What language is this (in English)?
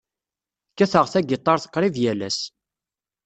Kabyle